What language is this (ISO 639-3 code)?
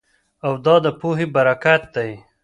pus